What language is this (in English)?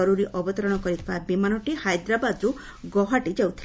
Odia